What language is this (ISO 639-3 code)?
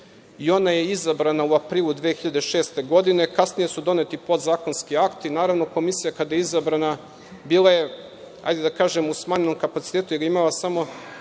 srp